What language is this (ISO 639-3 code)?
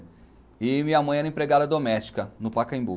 por